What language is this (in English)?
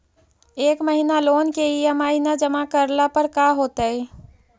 Magahi